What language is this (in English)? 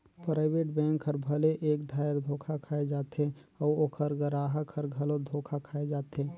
Chhattisgarhi